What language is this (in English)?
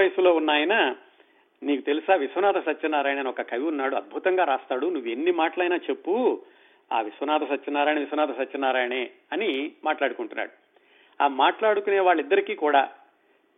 Telugu